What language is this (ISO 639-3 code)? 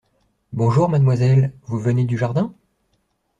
fra